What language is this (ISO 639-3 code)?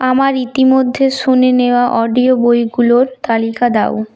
ben